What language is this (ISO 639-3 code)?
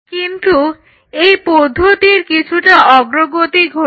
ben